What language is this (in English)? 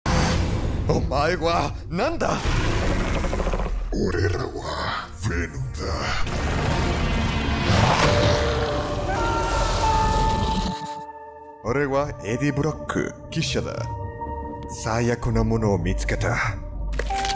Japanese